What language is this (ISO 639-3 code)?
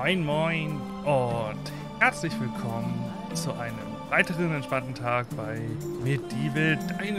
deu